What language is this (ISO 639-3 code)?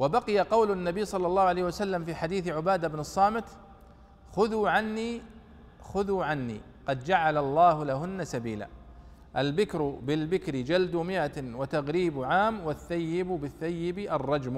ara